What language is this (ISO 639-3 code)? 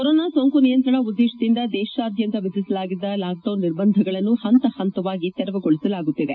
kan